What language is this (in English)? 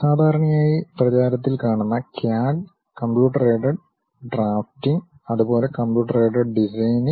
Malayalam